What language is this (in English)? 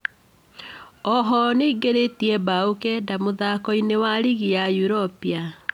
Kikuyu